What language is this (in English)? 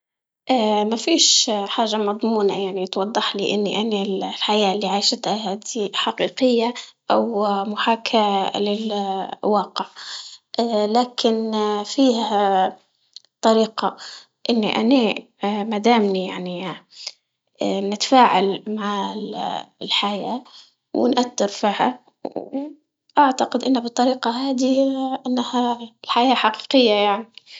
Libyan Arabic